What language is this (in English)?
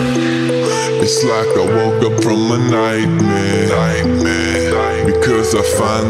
English